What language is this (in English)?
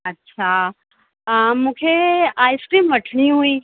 Sindhi